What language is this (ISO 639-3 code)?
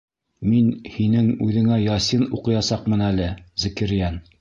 bak